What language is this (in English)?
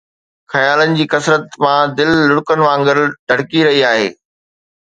Sindhi